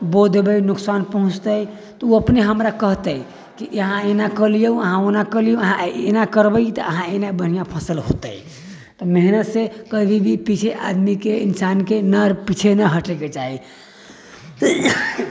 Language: Maithili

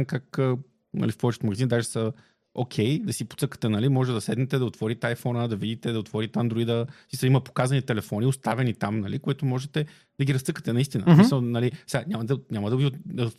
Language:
Bulgarian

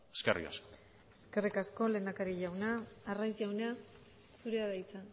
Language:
Basque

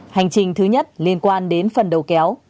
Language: Vietnamese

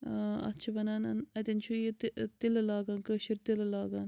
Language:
Kashmiri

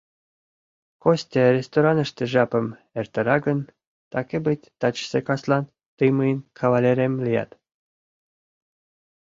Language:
Mari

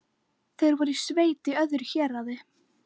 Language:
Icelandic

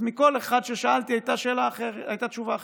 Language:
Hebrew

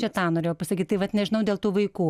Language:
Lithuanian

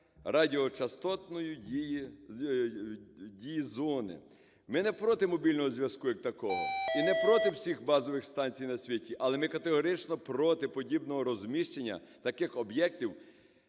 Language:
Ukrainian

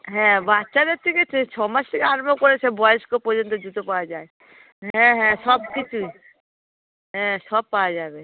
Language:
Bangla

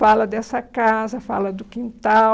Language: Portuguese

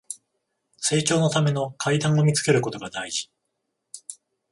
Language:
Japanese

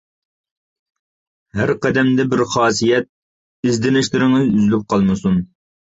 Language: Uyghur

